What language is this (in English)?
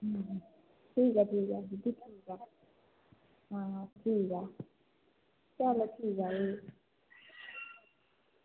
Dogri